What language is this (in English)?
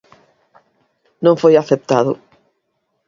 Galician